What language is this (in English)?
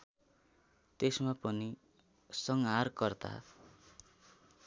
Nepali